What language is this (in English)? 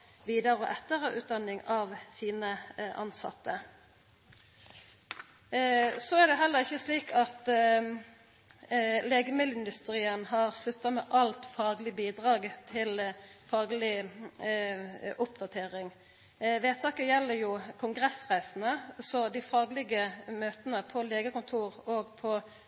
Norwegian Nynorsk